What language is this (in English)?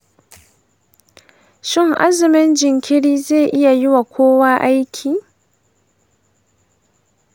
Hausa